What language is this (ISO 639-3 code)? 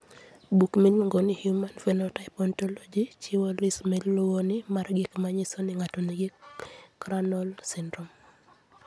luo